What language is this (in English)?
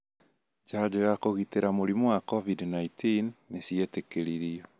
Kikuyu